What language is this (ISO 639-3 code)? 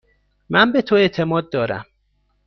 fas